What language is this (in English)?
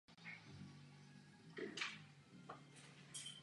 Czech